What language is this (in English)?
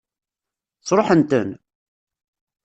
Kabyle